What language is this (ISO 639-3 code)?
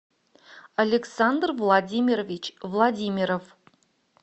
rus